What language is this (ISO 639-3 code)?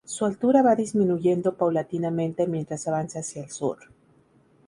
spa